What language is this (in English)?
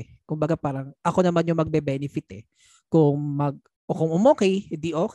Filipino